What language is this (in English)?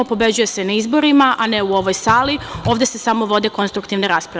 Serbian